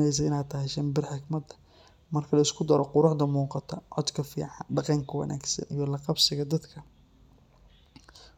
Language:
Somali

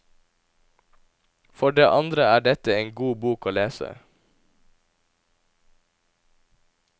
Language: Norwegian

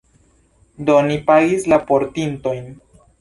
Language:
Esperanto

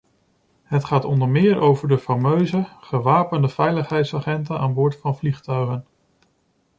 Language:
Dutch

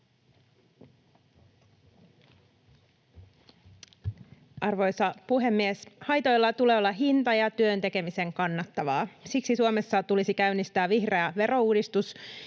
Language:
Finnish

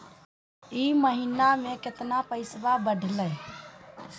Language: Magahi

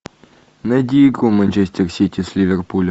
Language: Russian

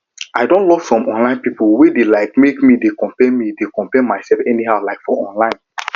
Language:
Nigerian Pidgin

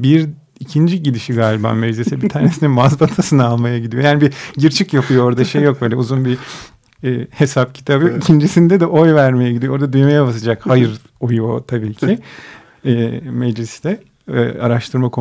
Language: Turkish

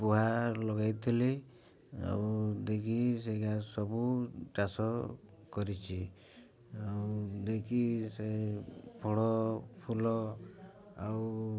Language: Odia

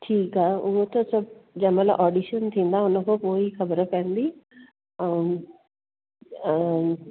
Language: Sindhi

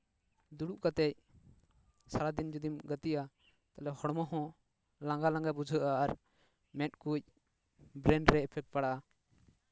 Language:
Santali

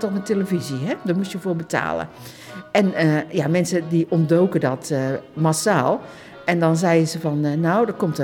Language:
Dutch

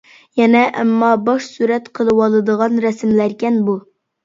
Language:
Uyghur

